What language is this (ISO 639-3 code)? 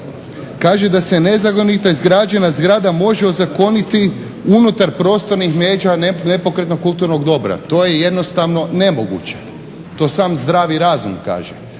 hrv